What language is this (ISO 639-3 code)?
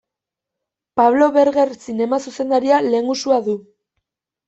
eus